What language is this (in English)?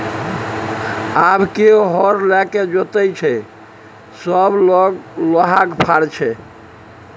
Maithili